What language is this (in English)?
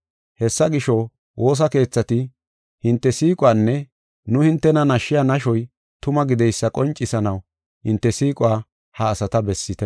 Gofa